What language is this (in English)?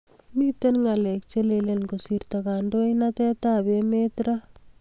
Kalenjin